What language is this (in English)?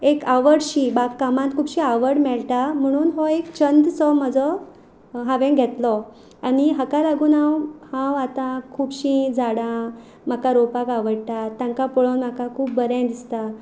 Konkani